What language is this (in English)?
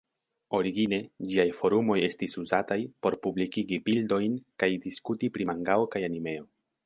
Esperanto